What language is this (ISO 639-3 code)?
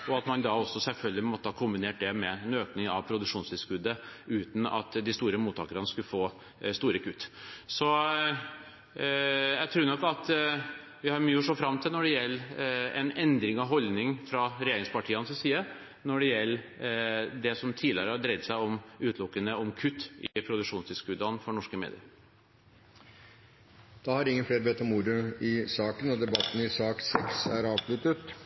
nor